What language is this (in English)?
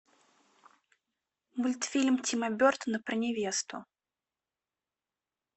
Russian